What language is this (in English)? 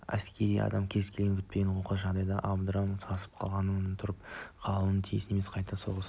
Kazakh